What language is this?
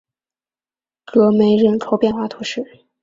Chinese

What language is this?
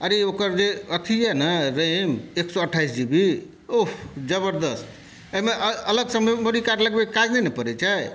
Maithili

